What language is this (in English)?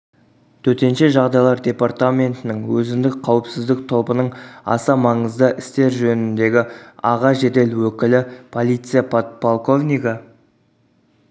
Kazakh